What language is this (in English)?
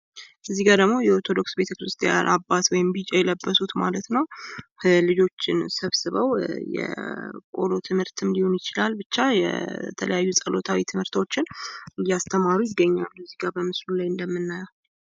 Amharic